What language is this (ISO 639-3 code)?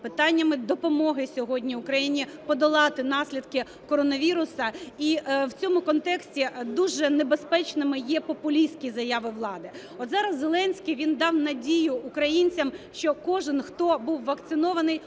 ukr